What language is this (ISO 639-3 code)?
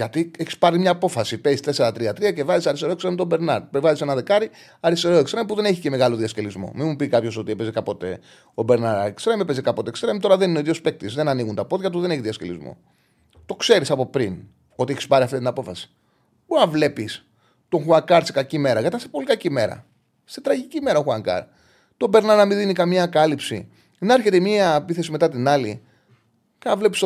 ell